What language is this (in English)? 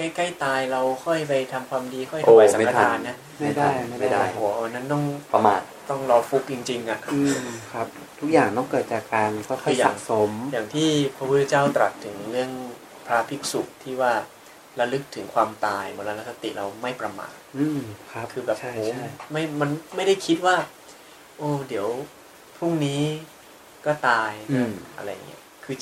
Thai